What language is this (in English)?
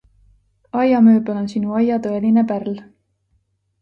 Estonian